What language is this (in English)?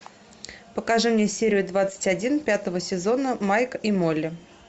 Russian